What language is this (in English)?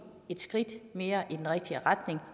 Danish